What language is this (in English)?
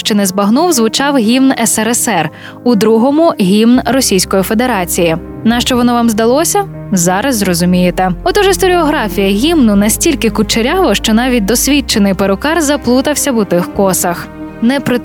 Ukrainian